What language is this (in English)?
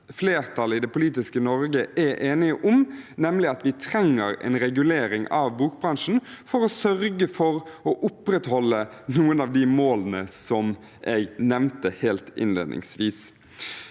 Norwegian